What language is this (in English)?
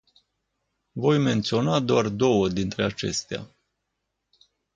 Romanian